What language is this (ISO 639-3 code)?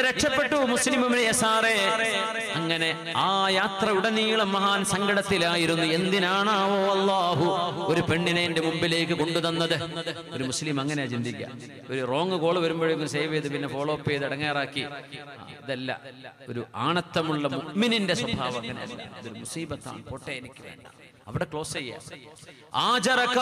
ara